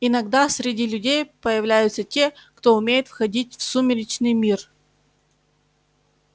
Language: Russian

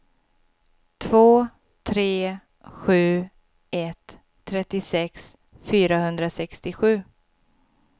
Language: Swedish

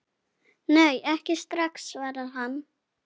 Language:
Icelandic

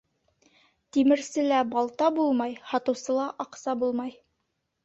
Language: Bashkir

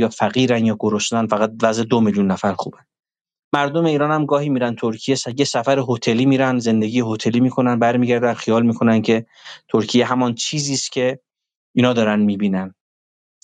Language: Persian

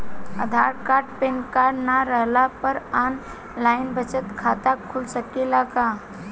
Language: Bhojpuri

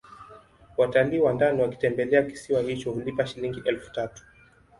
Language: Swahili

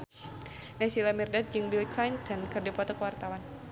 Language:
Sundanese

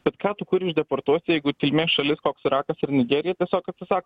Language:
Lithuanian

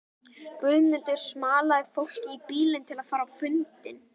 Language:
Icelandic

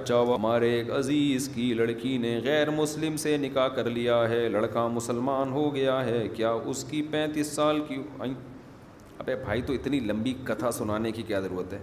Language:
Urdu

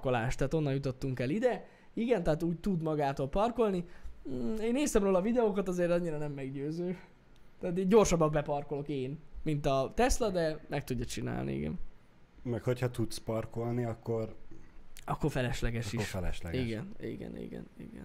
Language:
Hungarian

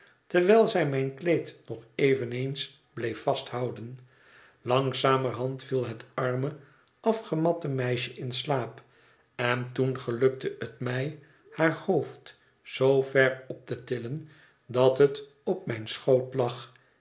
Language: Dutch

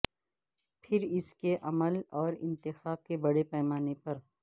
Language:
Urdu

